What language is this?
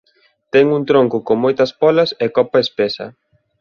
Galician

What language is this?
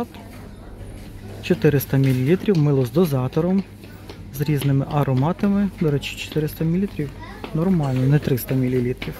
Ukrainian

